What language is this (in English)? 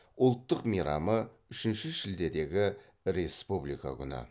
Kazakh